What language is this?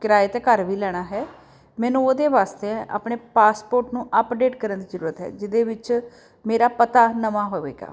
Punjabi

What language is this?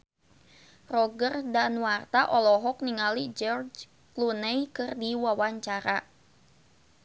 Sundanese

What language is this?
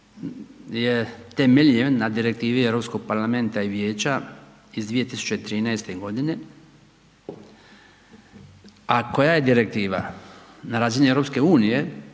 Croatian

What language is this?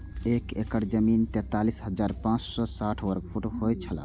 Maithili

